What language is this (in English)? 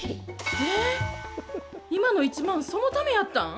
Japanese